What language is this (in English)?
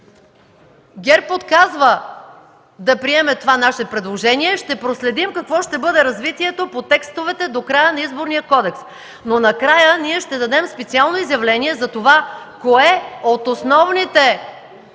Bulgarian